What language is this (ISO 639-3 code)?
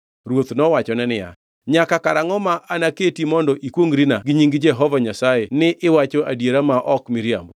luo